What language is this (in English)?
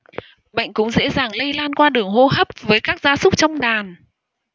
Vietnamese